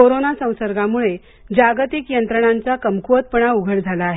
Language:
Marathi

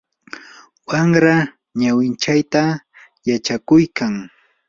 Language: Yanahuanca Pasco Quechua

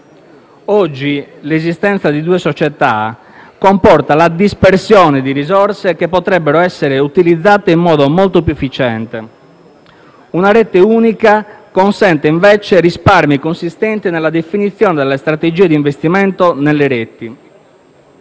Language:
Italian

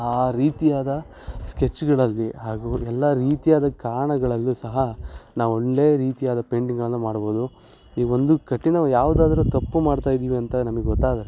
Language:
Kannada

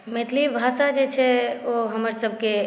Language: Maithili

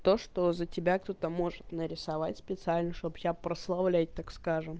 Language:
Russian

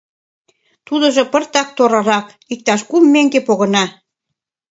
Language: Mari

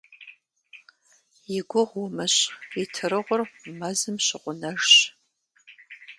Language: Kabardian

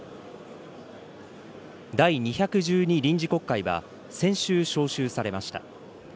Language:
Japanese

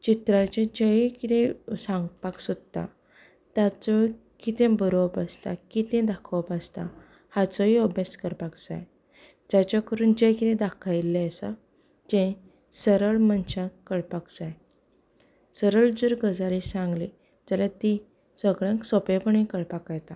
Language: Konkani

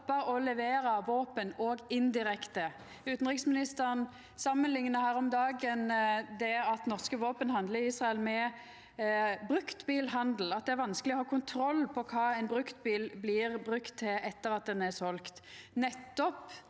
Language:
Norwegian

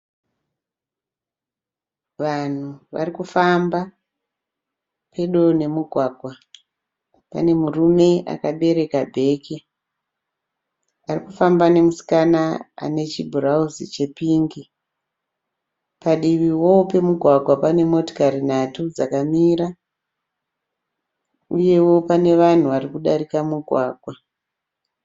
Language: Shona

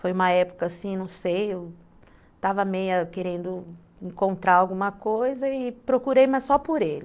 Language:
Portuguese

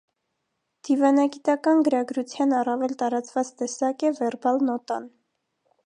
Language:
Armenian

